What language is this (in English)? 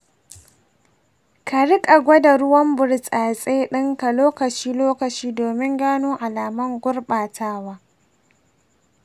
Hausa